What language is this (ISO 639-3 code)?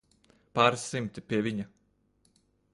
lav